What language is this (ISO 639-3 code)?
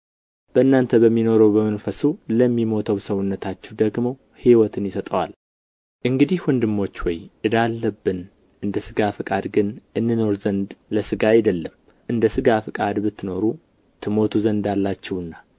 amh